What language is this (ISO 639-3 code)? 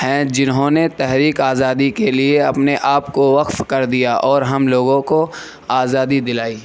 urd